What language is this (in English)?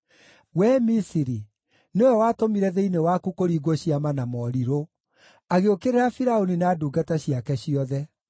Kikuyu